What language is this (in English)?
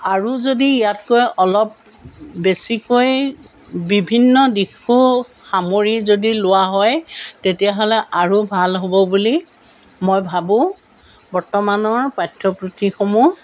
Assamese